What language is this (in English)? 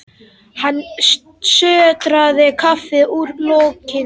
Icelandic